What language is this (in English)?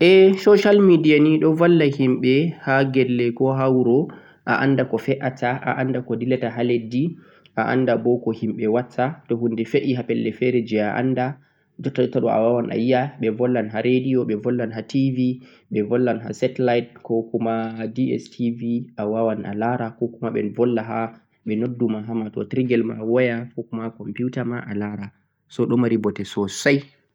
Central-Eastern Niger Fulfulde